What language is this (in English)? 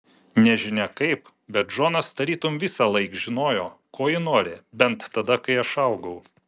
Lithuanian